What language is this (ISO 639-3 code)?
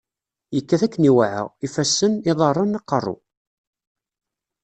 kab